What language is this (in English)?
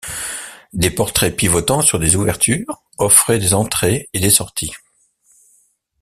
French